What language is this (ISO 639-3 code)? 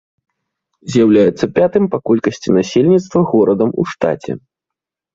bel